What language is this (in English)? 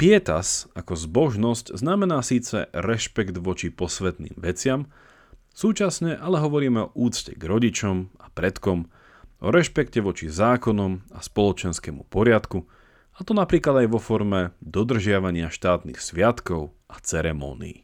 Slovak